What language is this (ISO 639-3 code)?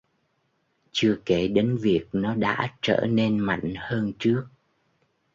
vie